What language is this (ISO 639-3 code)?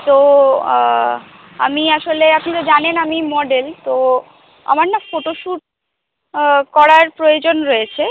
ben